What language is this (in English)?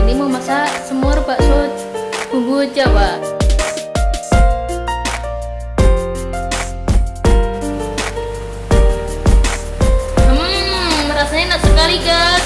Indonesian